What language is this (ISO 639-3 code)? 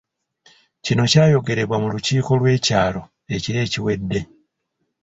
lug